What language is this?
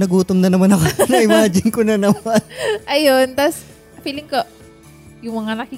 Filipino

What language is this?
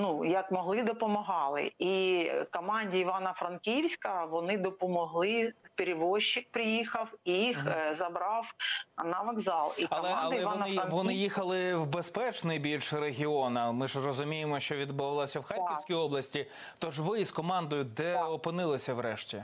Ukrainian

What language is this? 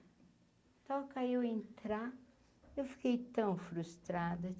Portuguese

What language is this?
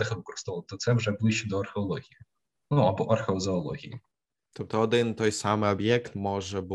Ukrainian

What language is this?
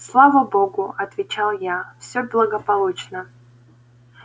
Russian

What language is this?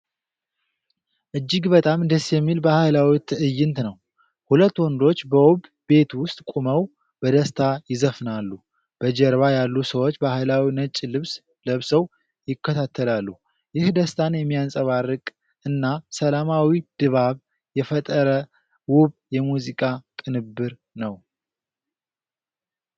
Amharic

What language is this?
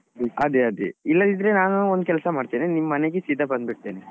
Kannada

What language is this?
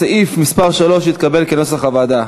Hebrew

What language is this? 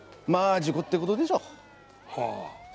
Japanese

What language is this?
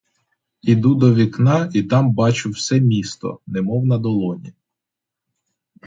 Ukrainian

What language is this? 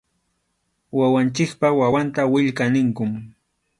Arequipa-La Unión Quechua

